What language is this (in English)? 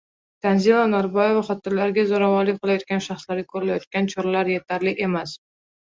Uzbek